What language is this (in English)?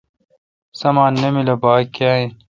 Kalkoti